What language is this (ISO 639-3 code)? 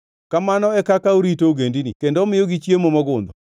luo